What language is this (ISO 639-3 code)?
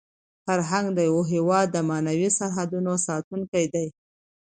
pus